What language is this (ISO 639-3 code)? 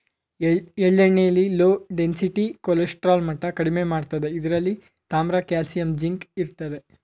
kan